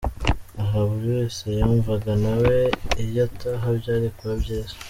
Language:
Kinyarwanda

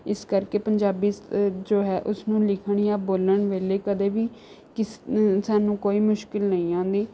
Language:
Punjabi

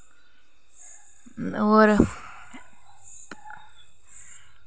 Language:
Dogri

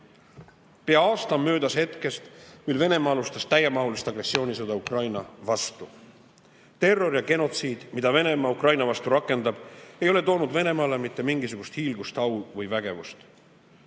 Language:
Estonian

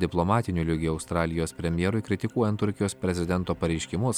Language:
Lithuanian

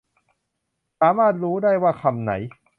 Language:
Thai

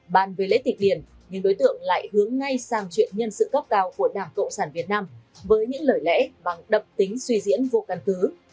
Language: Vietnamese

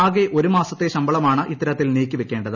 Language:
Malayalam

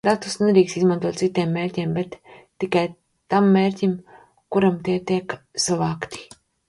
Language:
Latvian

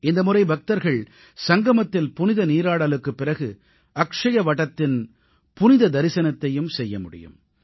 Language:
Tamil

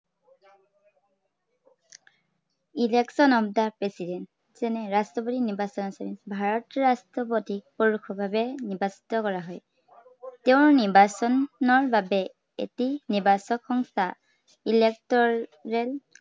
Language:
Assamese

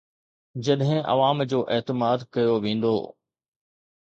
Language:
Sindhi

